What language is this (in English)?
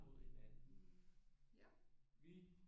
Danish